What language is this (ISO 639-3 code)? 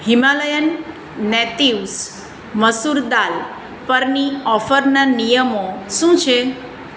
guj